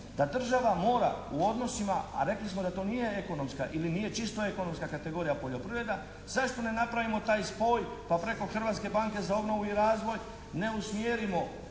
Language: Croatian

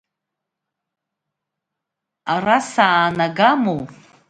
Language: Abkhazian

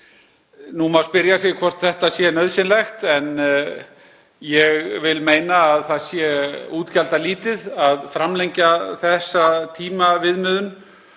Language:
Icelandic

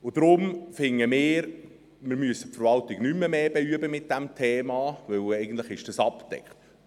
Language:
Swiss German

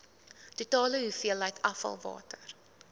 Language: Afrikaans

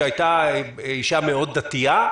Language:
Hebrew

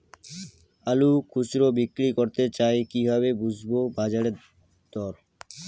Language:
Bangla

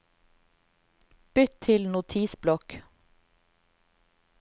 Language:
Norwegian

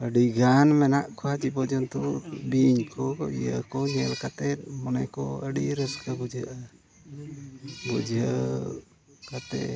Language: Santali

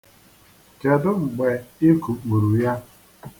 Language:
Igbo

